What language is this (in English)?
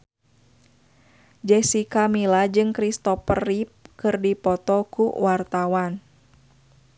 Sundanese